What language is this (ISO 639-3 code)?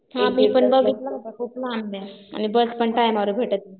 mar